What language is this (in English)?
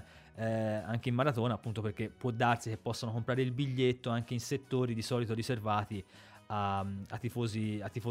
Italian